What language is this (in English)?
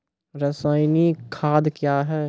Maithili